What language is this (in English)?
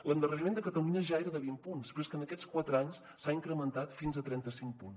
Catalan